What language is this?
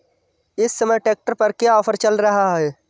Hindi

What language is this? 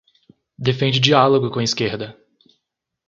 Portuguese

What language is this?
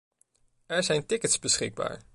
Dutch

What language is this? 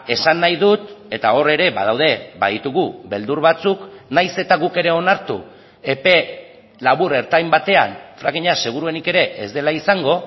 Basque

